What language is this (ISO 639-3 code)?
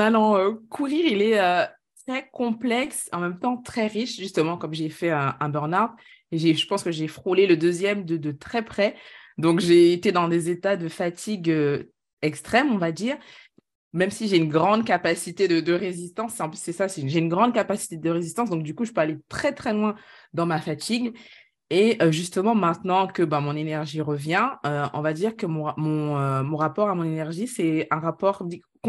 fra